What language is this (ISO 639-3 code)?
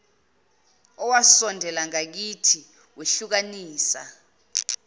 zul